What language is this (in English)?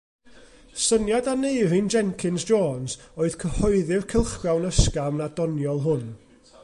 Welsh